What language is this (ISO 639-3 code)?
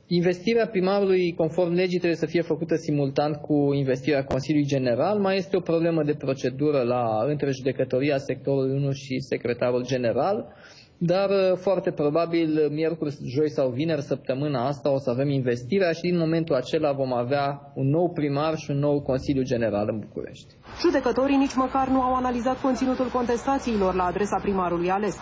ron